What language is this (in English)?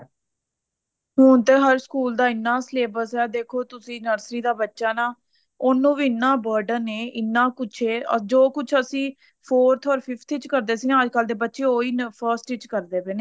Punjabi